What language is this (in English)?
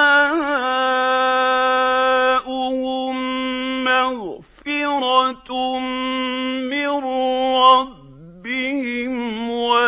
Arabic